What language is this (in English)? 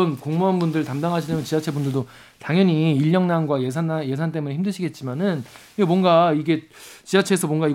Korean